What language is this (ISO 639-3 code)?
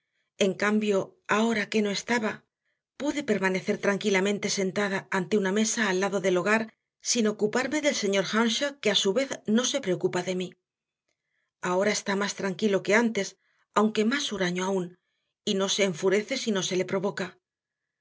spa